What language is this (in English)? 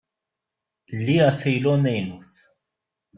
Kabyle